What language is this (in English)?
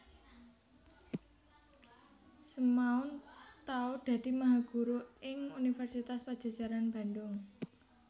Javanese